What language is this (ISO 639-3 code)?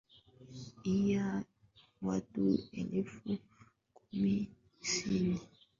swa